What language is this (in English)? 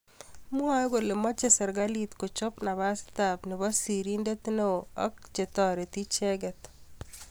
Kalenjin